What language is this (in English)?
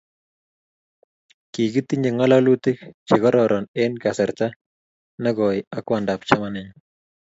Kalenjin